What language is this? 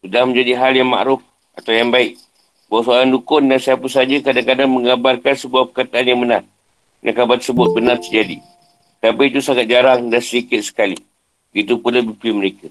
Malay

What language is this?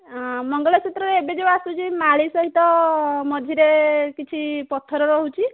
Odia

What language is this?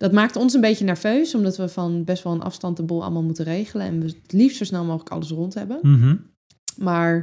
Dutch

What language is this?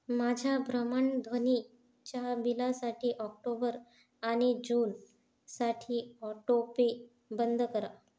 Marathi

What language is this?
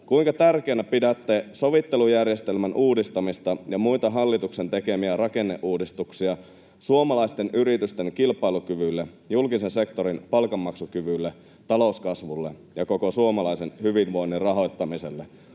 Finnish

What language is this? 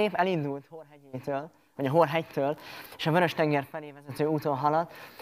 Hungarian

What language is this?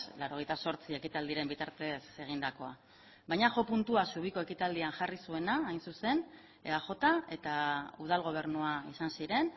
Basque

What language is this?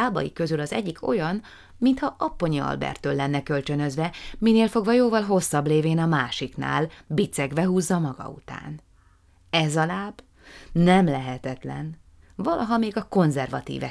Hungarian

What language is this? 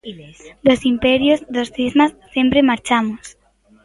Galician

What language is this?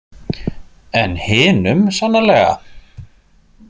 Icelandic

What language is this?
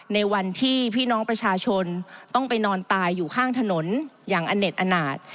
Thai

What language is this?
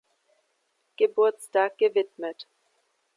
German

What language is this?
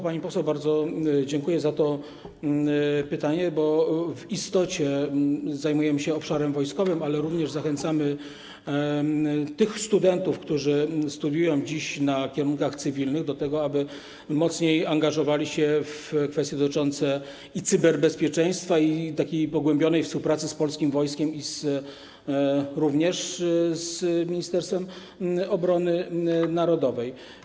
Polish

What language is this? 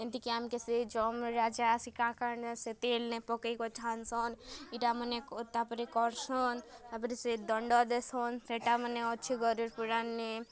Odia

